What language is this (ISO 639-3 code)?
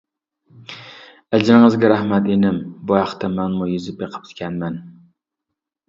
uig